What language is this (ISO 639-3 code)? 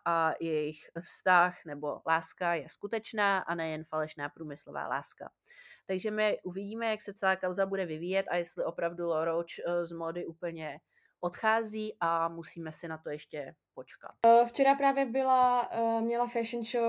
ces